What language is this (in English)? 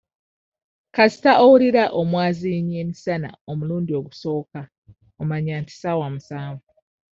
Ganda